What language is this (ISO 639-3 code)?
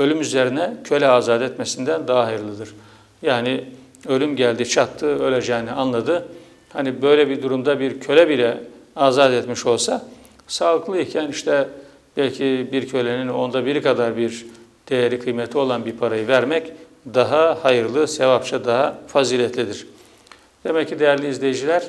tur